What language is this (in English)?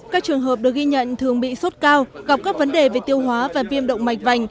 Vietnamese